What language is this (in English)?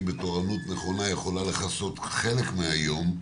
Hebrew